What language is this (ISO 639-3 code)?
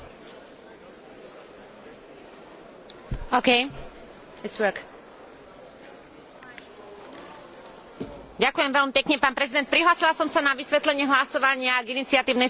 slk